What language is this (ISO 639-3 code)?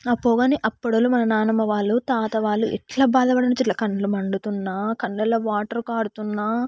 tel